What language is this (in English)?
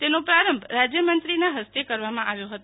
Gujarati